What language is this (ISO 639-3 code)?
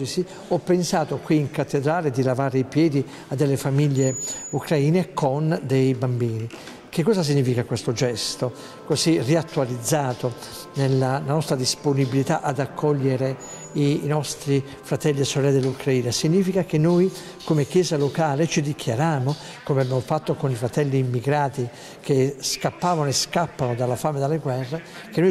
ita